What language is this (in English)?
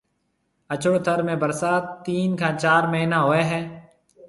Marwari (Pakistan)